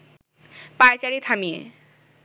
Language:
Bangla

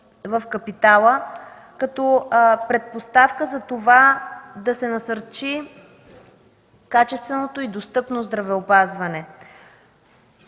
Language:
Bulgarian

